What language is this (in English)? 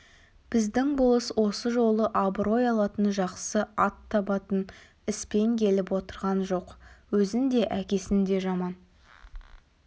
Kazakh